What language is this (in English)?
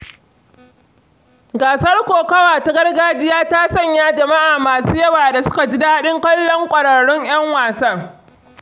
Hausa